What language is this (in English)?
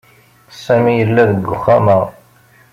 Kabyle